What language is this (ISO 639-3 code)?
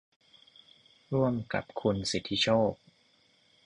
tha